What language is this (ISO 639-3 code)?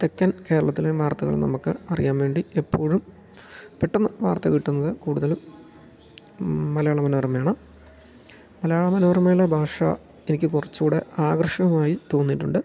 mal